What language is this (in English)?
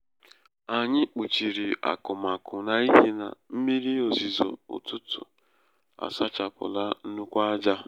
Igbo